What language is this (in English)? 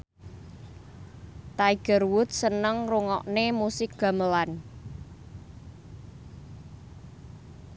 Javanese